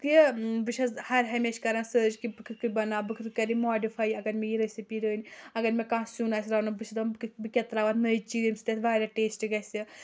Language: Kashmiri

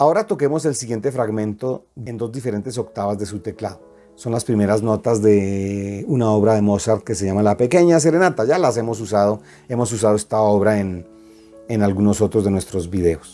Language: Spanish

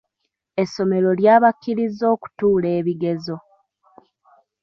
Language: Ganda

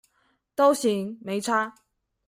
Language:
Chinese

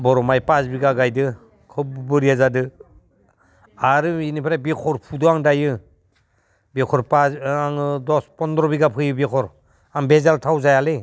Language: Bodo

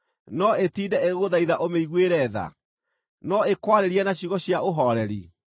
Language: Kikuyu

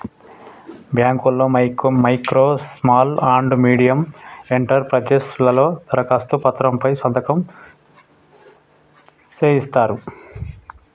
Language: Telugu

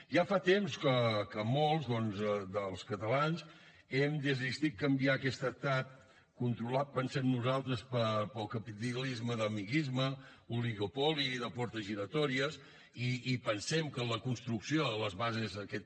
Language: Catalan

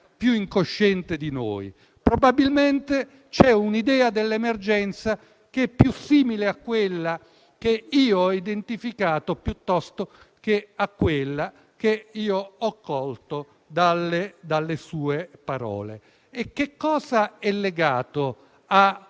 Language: Italian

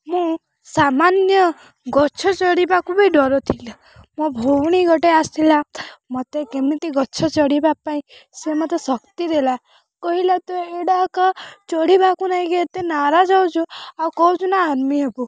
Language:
Odia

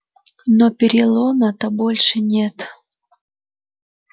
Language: Russian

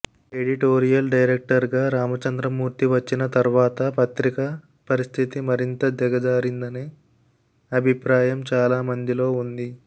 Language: Telugu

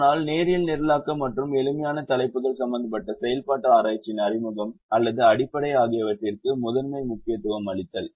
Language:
Tamil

